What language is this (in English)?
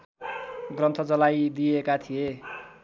Nepali